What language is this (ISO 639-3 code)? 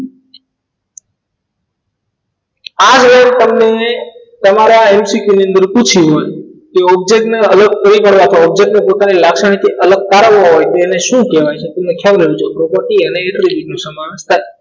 guj